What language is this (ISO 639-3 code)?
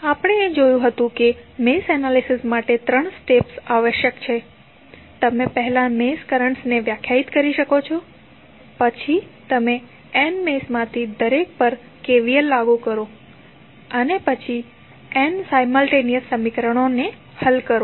guj